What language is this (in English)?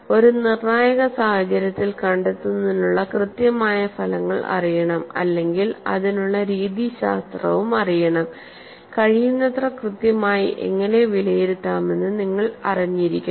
Malayalam